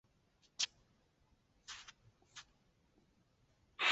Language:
Chinese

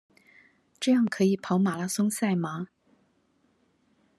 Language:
Chinese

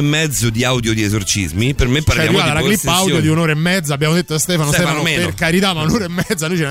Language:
Italian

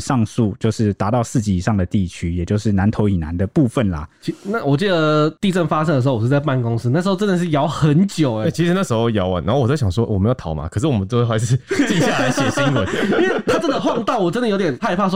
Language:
Chinese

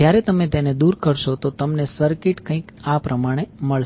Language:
Gujarati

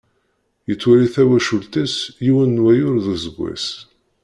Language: Kabyle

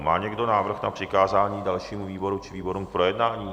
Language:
Czech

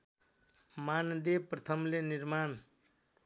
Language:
Nepali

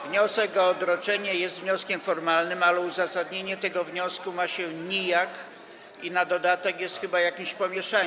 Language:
Polish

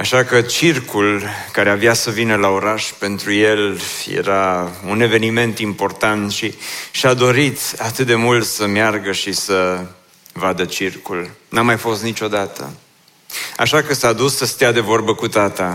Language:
Romanian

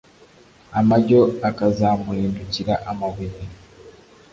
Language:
Kinyarwanda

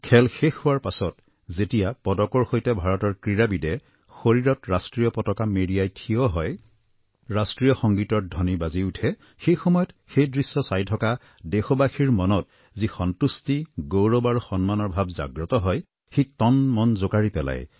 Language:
Assamese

